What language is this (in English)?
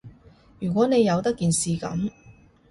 Cantonese